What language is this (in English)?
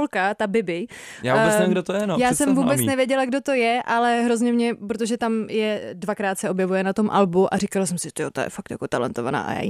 Czech